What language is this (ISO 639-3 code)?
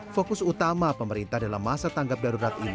ind